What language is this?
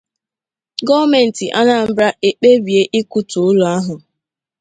Igbo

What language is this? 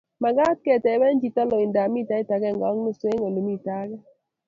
Kalenjin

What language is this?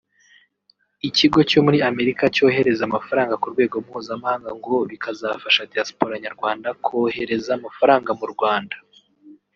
Kinyarwanda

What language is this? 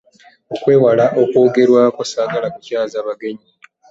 Ganda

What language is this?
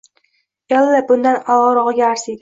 Uzbek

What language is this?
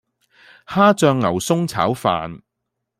Cantonese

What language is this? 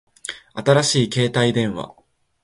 Japanese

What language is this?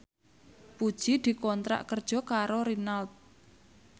Javanese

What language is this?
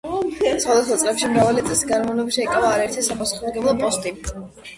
Georgian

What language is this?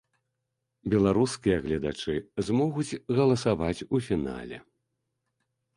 Belarusian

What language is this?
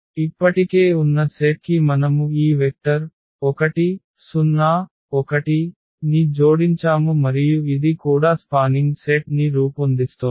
Telugu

